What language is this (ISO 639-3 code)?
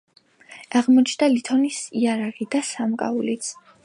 kat